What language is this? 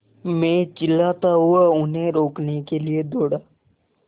Hindi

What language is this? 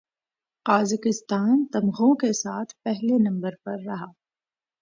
Urdu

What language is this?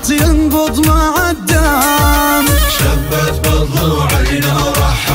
Arabic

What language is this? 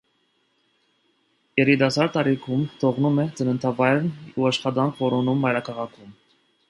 Armenian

